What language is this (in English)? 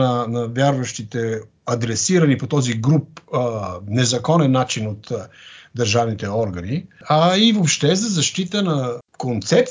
Bulgarian